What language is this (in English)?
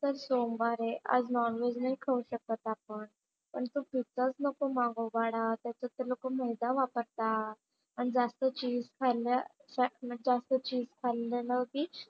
Marathi